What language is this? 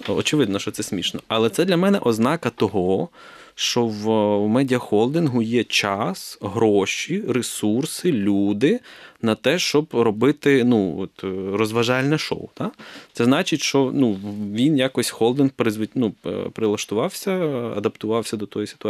Ukrainian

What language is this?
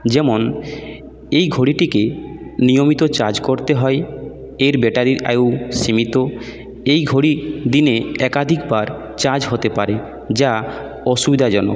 Bangla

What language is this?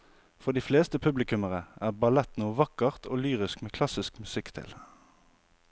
Norwegian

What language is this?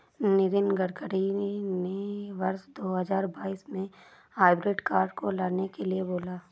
Hindi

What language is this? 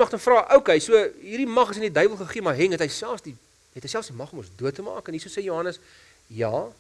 Dutch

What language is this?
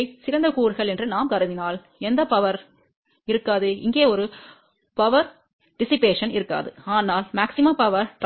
Tamil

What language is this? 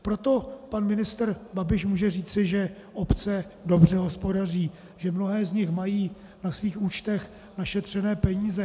Czech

